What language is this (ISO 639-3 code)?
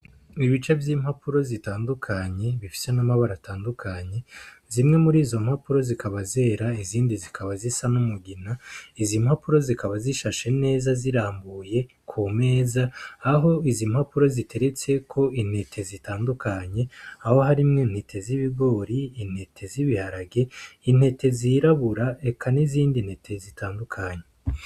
run